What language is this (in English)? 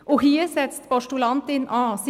Swiss German